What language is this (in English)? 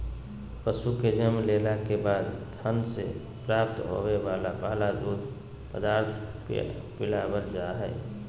Magahi